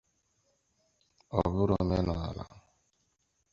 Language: Igbo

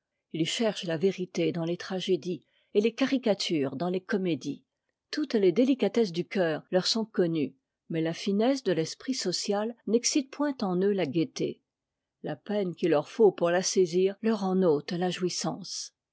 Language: French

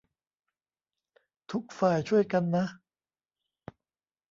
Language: Thai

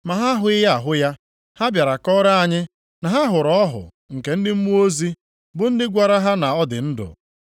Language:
Igbo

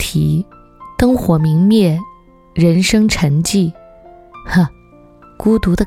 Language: Chinese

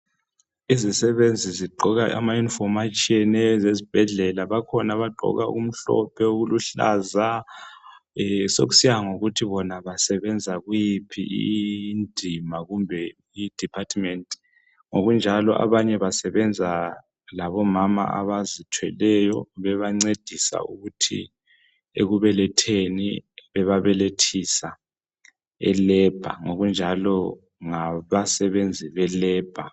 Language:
North Ndebele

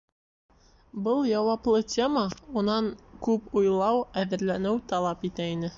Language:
Bashkir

